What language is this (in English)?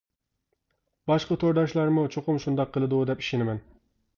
Uyghur